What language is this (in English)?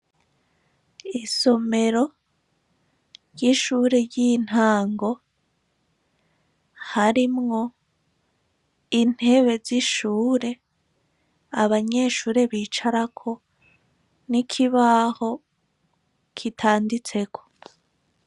Rundi